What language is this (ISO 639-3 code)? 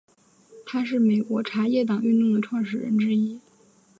zho